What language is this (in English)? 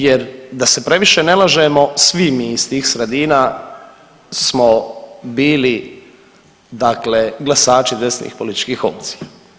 Croatian